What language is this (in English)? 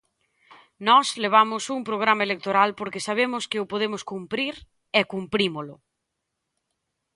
Galician